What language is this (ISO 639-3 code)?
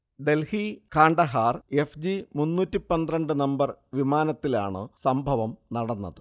mal